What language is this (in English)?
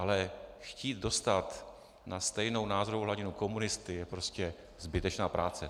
Czech